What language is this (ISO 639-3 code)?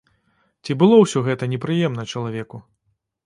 bel